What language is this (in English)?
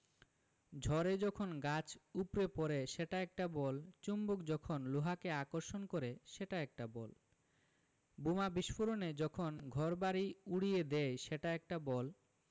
Bangla